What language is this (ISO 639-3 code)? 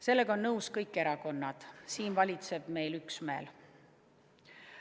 est